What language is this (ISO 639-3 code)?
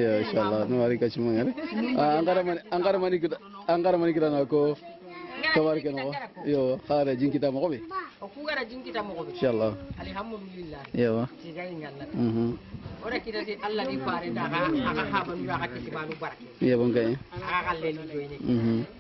fra